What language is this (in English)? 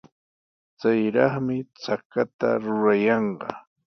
Sihuas Ancash Quechua